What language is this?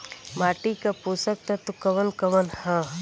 Bhojpuri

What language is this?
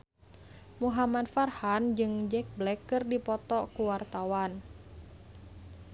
Sundanese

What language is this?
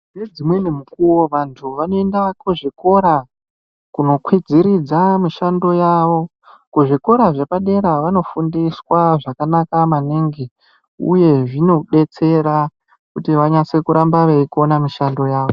Ndau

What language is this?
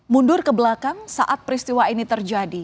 Indonesian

